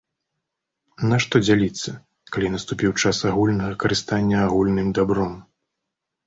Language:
Belarusian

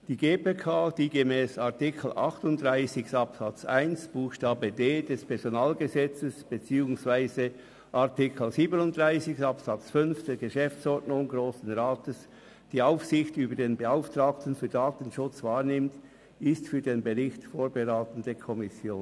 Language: Swiss German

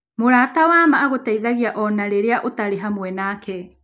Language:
Kikuyu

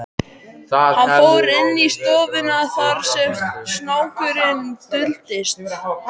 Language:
Icelandic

